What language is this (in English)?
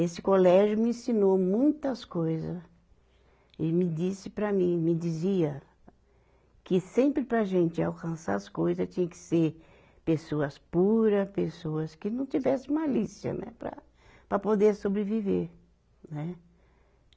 Portuguese